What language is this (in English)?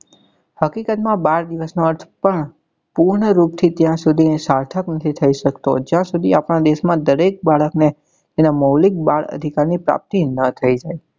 Gujarati